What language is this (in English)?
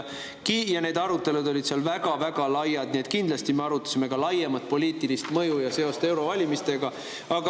Estonian